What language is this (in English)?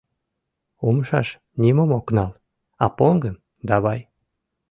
Mari